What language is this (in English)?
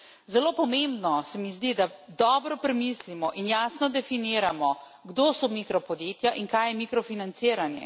Slovenian